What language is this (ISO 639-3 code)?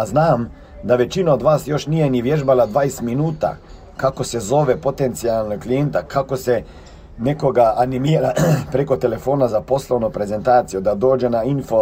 hrv